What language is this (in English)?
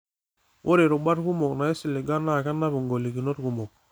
Masai